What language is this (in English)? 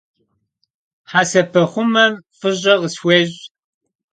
Kabardian